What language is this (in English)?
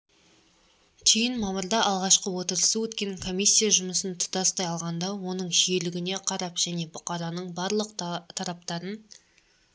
Kazakh